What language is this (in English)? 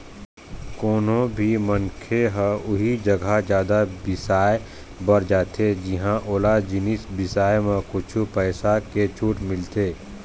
Chhattisgarhi